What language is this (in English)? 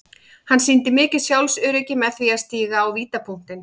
Icelandic